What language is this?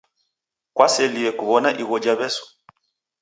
Taita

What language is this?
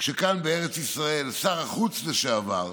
Hebrew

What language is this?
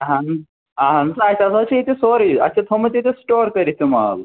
Kashmiri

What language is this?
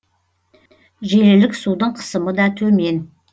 Kazakh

